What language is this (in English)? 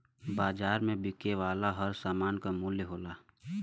Bhojpuri